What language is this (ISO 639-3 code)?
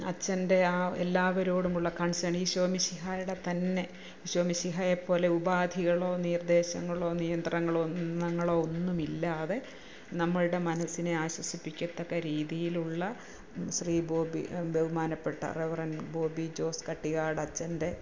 mal